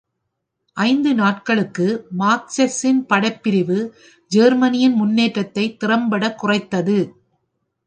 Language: Tamil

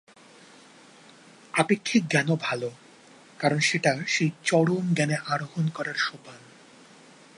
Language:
Bangla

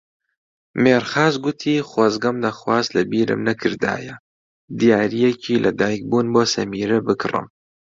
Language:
Central Kurdish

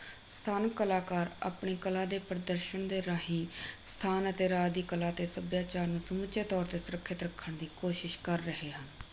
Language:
Punjabi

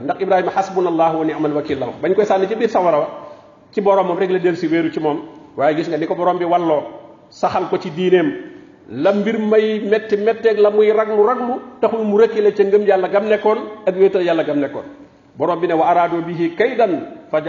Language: Arabic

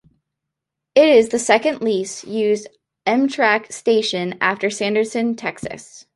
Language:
English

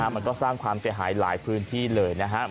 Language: Thai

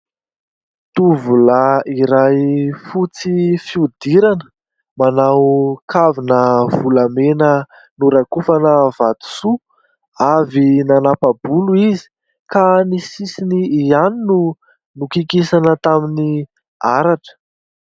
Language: Malagasy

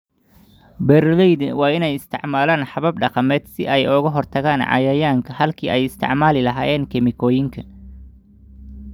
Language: Somali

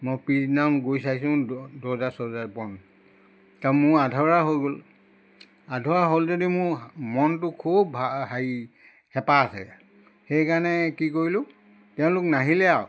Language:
Assamese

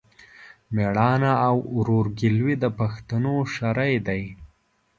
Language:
Pashto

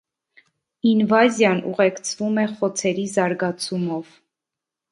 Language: Armenian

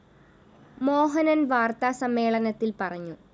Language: Malayalam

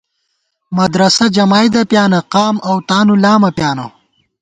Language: Gawar-Bati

